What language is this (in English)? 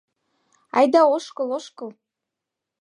Mari